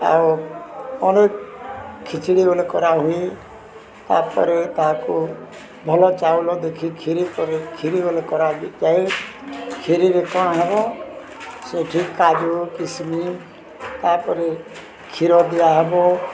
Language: Odia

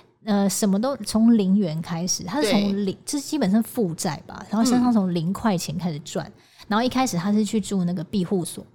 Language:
Chinese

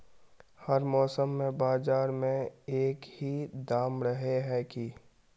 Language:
Magahi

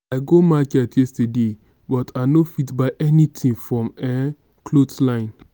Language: Nigerian Pidgin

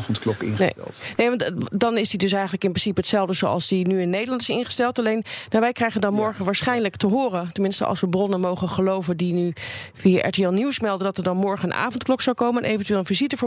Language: Dutch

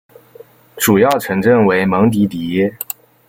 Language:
Chinese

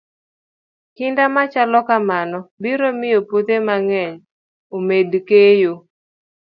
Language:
Luo (Kenya and Tanzania)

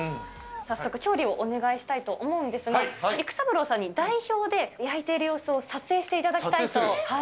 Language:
Japanese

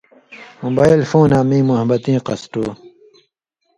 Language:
Indus Kohistani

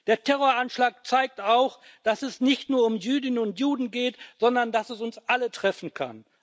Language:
German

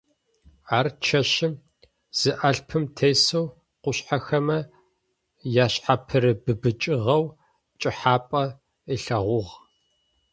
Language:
Adyghe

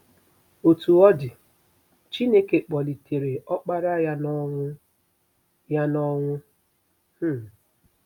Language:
Igbo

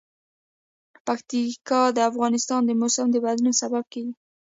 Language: Pashto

